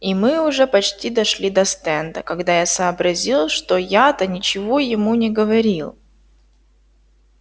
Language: Russian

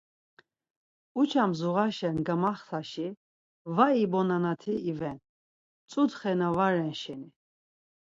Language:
Laz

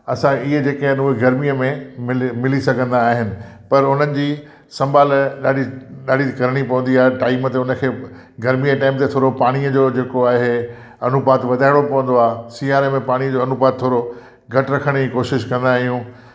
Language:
Sindhi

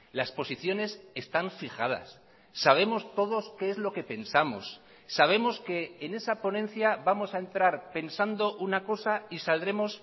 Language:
Spanish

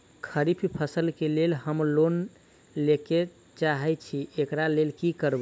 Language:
Maithili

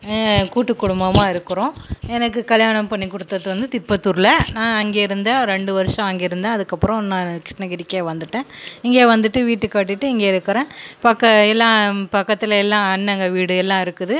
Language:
Tamil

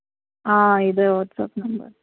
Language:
Telugu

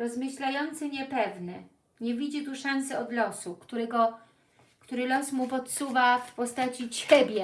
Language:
Polish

